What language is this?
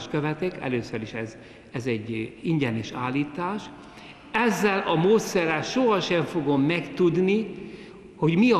Hungarian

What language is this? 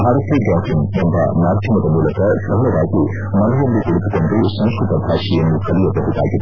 Kannada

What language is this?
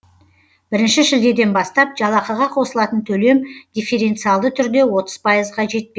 Kazakh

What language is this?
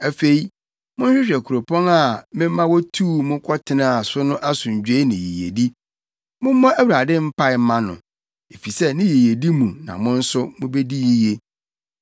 Akan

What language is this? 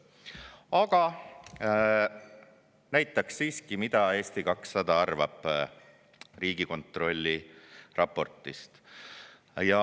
Estonian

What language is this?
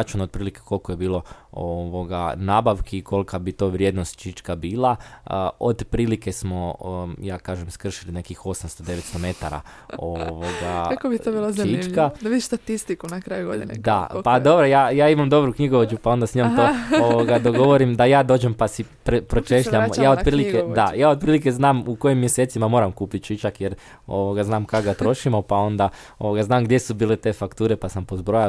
Croatian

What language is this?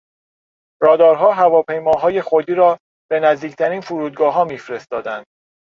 Persian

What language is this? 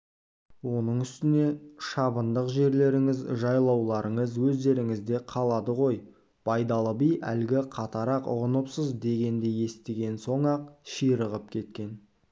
Kazakh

